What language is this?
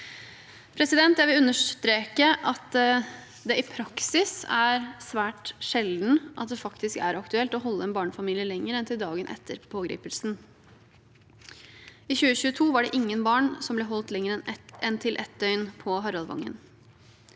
Norwegian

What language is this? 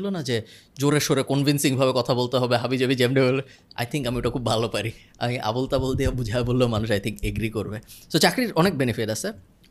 Bangla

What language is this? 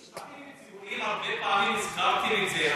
Hebrew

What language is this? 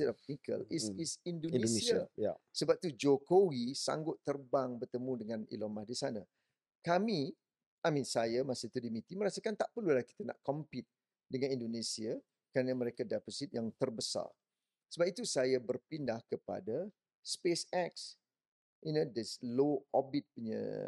Malay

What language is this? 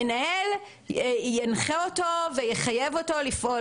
Hebrew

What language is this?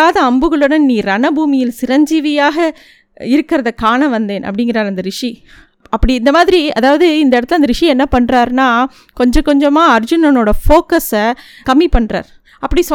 Tamil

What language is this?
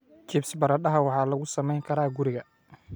Somali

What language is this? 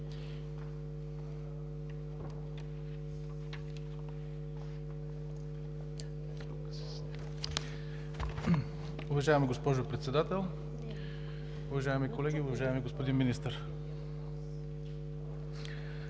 Bulgarian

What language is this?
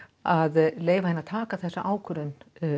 Icelandic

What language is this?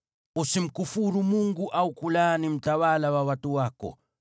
Swahili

